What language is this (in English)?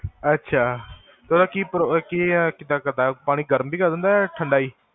Punjabi